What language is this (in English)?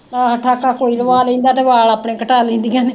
Punjabi